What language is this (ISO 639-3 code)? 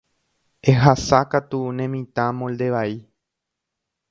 grn